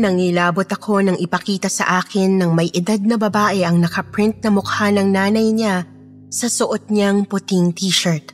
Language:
Filipino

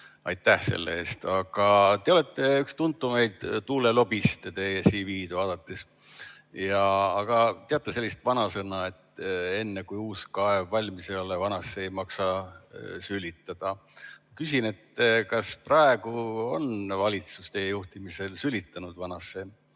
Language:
Estonian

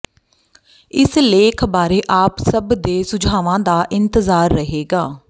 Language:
Punjabi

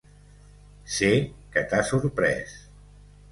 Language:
Catalan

